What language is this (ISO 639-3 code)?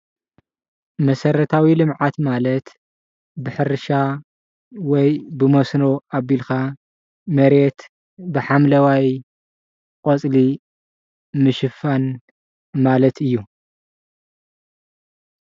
tir